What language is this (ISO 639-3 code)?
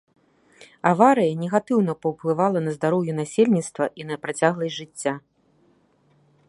bel